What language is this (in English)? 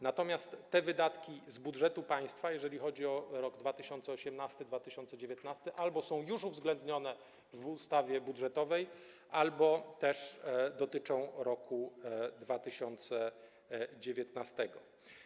Polish